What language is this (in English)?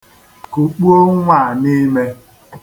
Igbo